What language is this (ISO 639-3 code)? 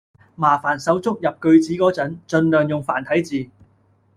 yue